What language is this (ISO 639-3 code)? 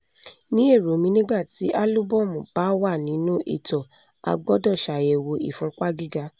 yor